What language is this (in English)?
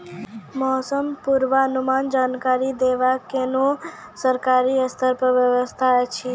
Maithili